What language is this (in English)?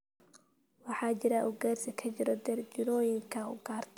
Somali